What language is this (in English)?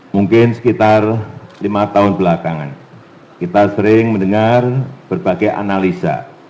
Indonesian